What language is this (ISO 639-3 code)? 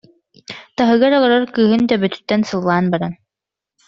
sah